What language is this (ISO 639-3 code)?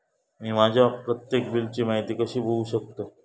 mar